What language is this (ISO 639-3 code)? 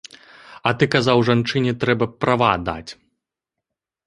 bel